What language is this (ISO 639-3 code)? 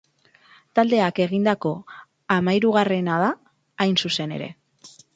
eus